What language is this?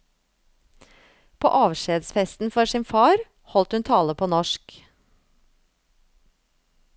Norwegian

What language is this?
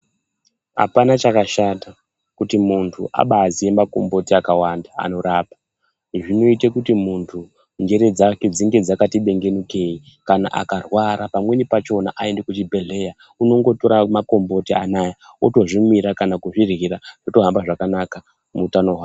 Ndau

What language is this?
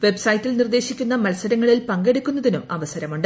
Malayalam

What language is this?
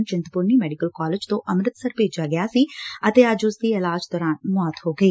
Punjabi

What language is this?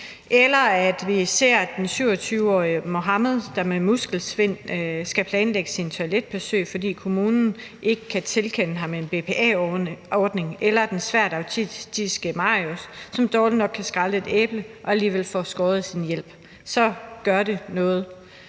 Danish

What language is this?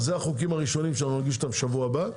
Hebrew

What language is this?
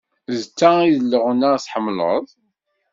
Kabyle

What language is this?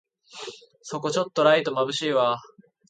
Japanese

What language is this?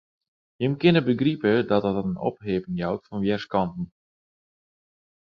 Western Frisian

